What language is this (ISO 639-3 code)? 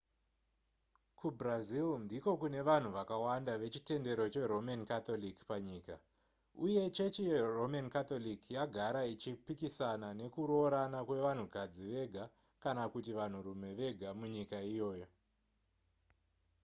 sna